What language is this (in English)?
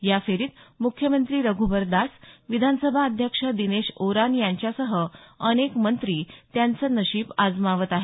Marathi